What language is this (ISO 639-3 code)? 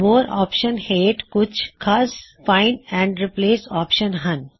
pan